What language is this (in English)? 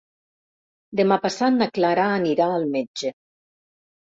Catalan